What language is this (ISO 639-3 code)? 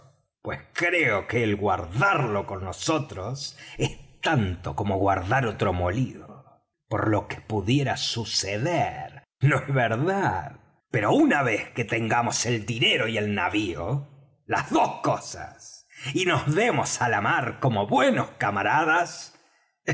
spa